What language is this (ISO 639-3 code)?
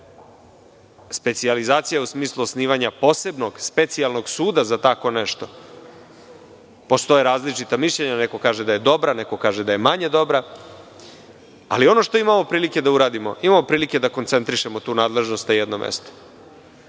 srp